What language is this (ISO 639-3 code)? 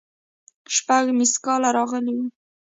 pus